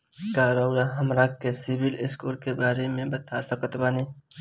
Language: Bhojpuri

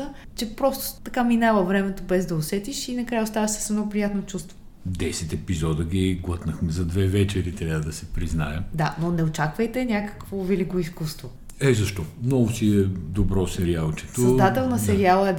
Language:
Bulgarian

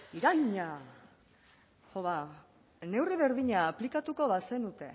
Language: Basque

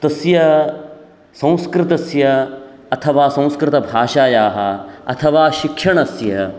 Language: Sanskrit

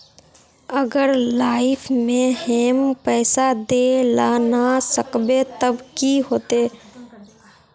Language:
Magahi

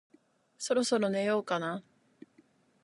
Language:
Japanese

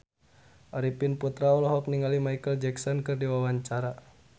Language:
Sundanese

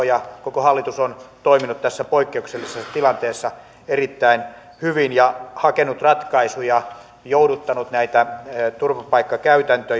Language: Finnish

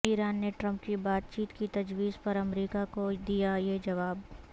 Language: Urdu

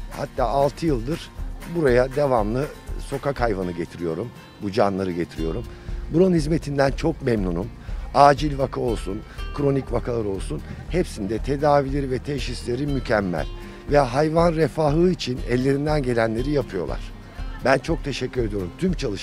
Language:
Turkish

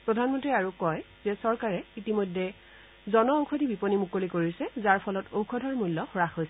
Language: Assamese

